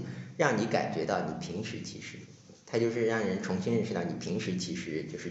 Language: Chinese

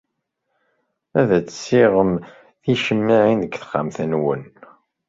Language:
Kabyle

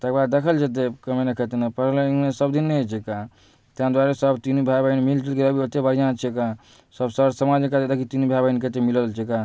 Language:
Maithili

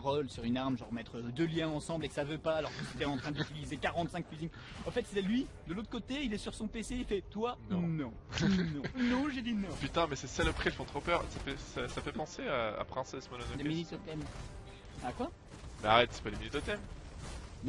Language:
French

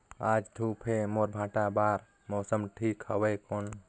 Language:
Chhattisgarhi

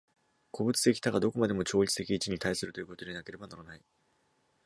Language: Japanese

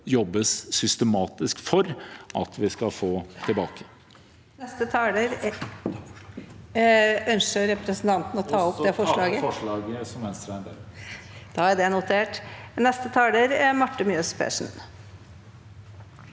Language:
Norwegian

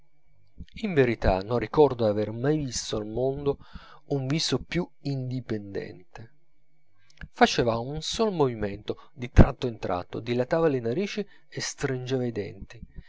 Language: Italian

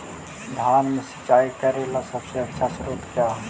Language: Magahi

